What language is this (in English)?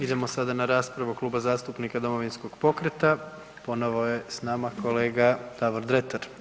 Croatian